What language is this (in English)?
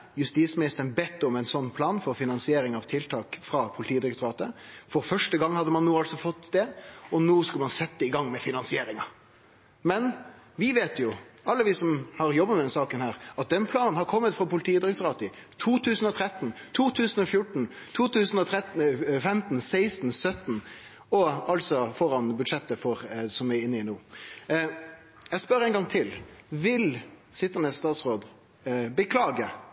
Norwegian Nynorsk